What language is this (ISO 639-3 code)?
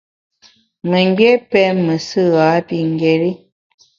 bax